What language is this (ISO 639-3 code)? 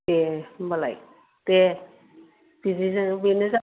brx